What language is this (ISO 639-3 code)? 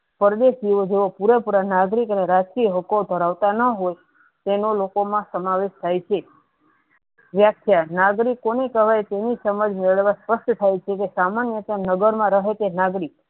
guj